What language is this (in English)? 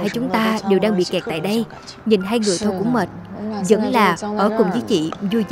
Vietnamese